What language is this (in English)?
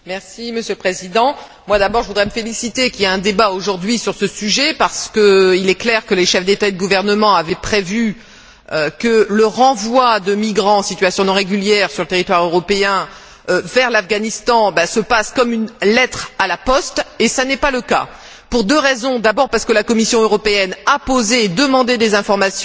French